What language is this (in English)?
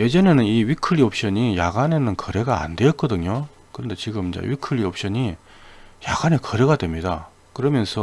Korean